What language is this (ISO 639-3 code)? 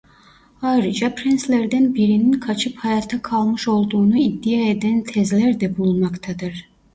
tur